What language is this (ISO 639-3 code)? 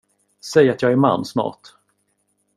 swe